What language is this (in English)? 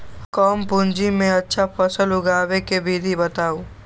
Magahi